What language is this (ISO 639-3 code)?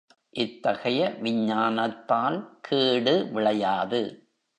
tam